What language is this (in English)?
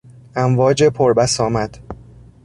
Persian